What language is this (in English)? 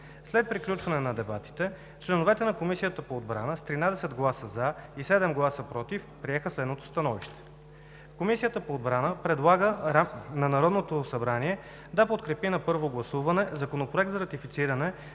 Bulgarian